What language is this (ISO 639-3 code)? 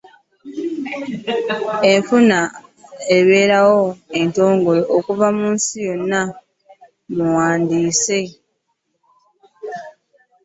lug